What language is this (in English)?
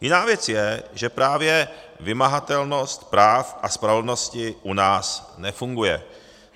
Czech